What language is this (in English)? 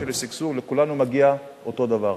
Hebrew